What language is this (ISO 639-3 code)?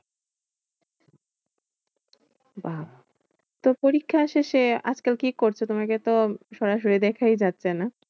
ben